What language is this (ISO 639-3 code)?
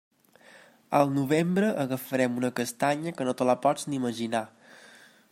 cat